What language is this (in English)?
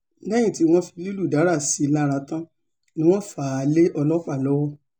Yoruba